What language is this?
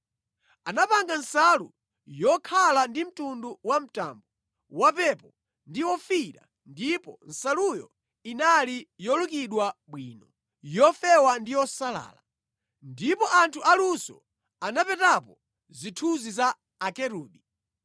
Nyanja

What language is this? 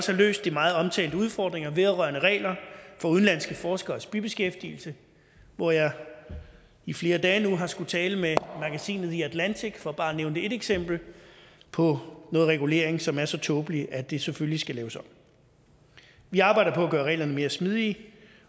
Danish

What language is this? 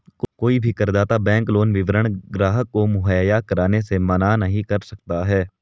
Hindi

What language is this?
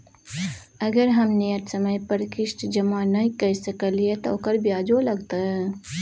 Maithili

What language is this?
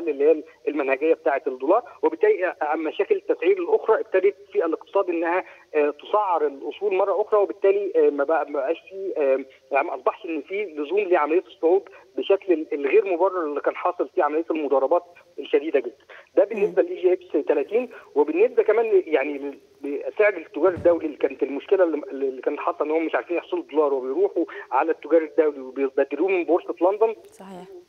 Arabic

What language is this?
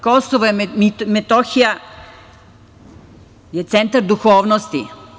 Serbian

